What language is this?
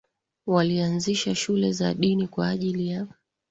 Swahili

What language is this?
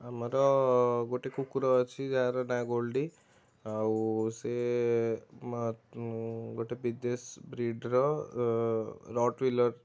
Odia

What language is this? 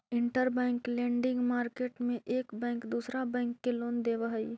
Magahi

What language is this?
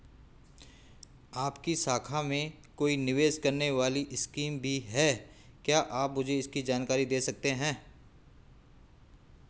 Hindi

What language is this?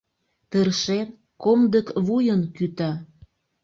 Mari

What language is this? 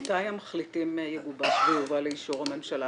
Hebrew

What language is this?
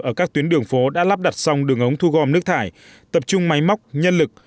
Vietnamese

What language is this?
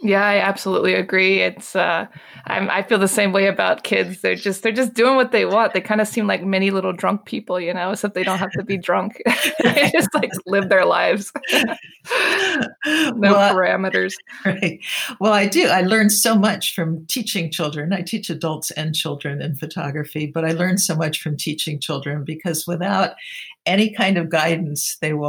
English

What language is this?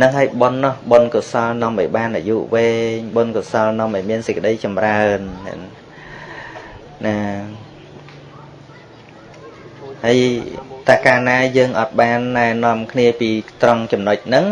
Vietnamese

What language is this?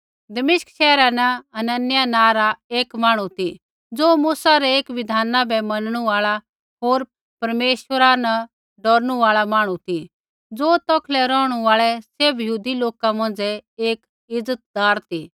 Kullu Pahari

